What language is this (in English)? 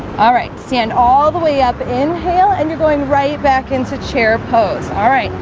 English